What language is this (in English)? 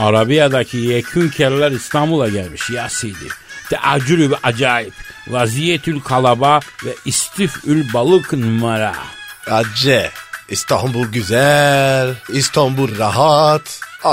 Turkish